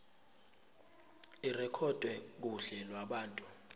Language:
Zulu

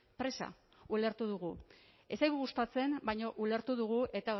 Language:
Basque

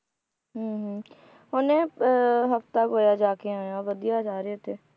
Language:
Punjabi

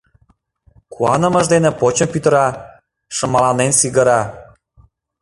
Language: Mari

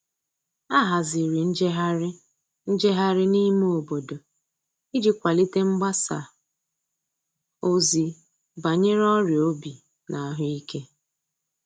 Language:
Igbo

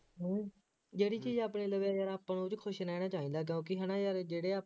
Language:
Punjabi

